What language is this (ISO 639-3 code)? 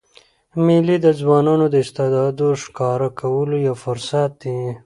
pus